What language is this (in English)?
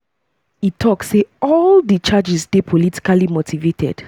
Nigerian Pidgin